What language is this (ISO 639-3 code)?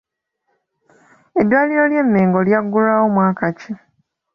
lug